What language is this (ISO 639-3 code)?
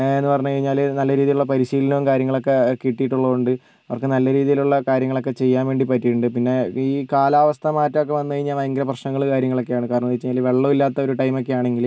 mal